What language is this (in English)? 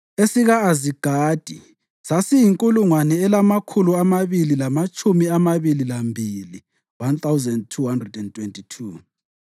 North Ndebele